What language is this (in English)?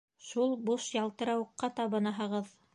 Bashkir